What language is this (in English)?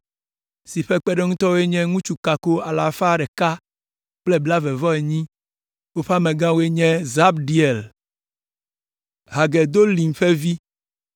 Ewe